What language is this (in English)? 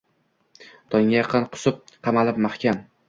Uzbek